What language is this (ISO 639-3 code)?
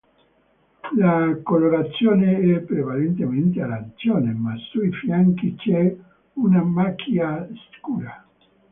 ita